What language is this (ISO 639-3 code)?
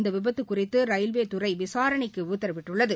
tam